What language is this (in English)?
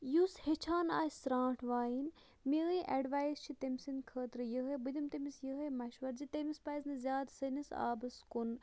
Kashmiri